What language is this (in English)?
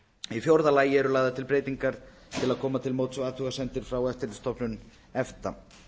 Icelandic